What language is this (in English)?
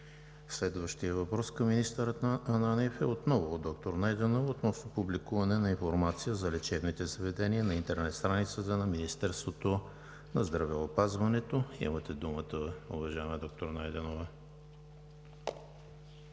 Bulgarian